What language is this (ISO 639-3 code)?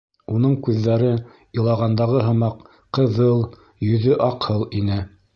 bak